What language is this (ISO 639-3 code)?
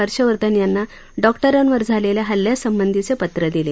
mar